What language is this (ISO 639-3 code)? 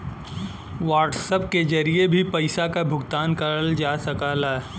bho